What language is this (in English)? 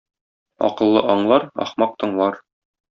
Tatar